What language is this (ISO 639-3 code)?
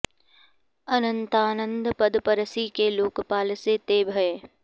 san